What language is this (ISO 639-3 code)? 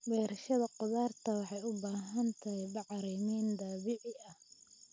som